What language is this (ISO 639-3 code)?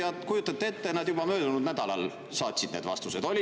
est